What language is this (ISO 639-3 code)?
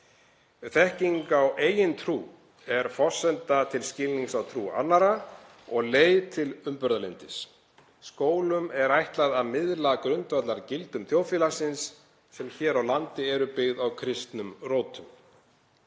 isl